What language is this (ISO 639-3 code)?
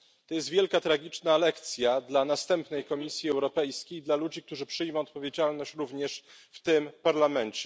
pol